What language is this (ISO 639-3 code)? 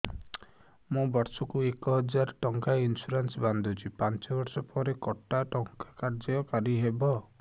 ori